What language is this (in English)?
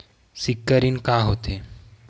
Chhattisgarhi